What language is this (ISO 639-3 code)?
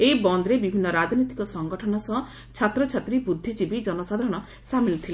ori